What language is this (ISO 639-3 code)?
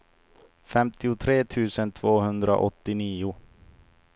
swe